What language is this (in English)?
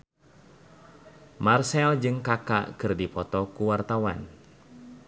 Sundanese